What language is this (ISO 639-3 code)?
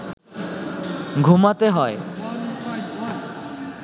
ben